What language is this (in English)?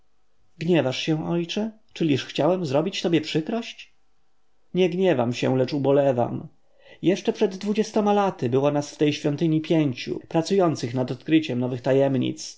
Polish